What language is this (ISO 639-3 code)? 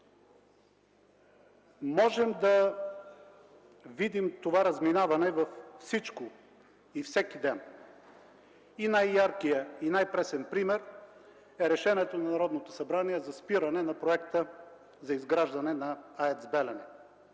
bul